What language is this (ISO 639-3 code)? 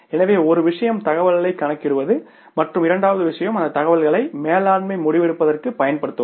tam